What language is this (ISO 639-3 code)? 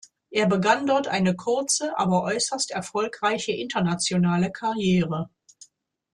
deu